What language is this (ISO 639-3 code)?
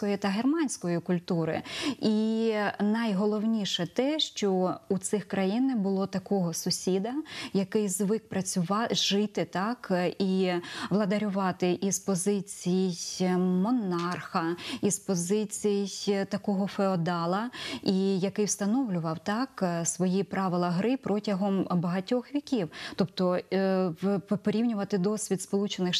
ukr